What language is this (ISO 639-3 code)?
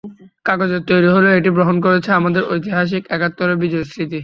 ben